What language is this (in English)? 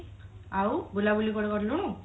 Odia